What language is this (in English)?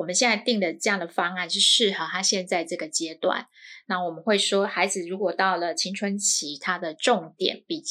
Chinese